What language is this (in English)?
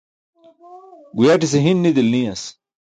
Burushaski